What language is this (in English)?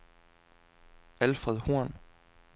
Danish